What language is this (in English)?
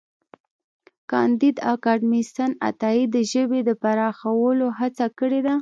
Pashto